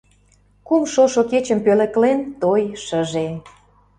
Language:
Mari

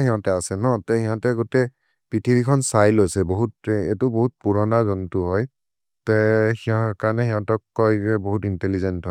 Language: Maria (India)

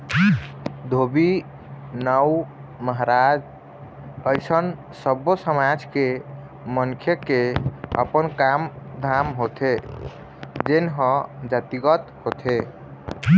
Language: Chhattisgarhi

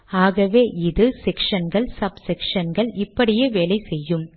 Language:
Tamil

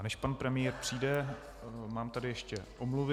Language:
Czech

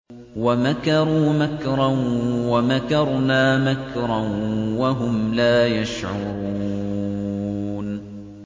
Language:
Arabic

